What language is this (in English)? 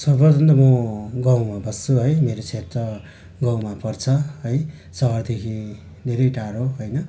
Nepali